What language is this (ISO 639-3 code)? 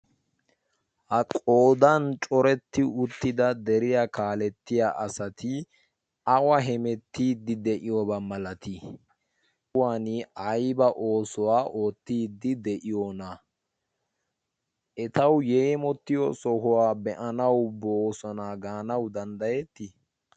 wal